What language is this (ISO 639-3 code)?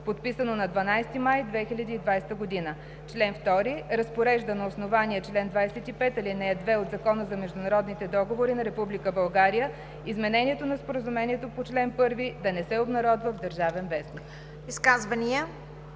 bul